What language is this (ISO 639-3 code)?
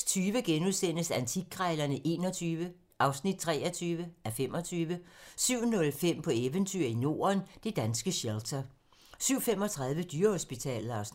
dan